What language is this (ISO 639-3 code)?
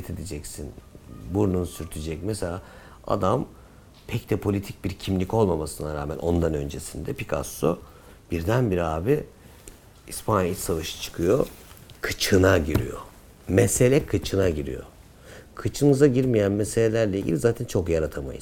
tur